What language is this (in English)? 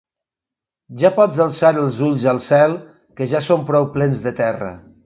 Catalan